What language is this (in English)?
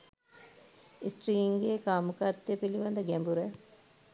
Sinhala